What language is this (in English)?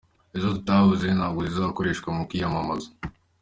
Kinyarwanda